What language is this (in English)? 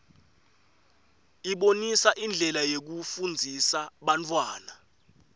Swati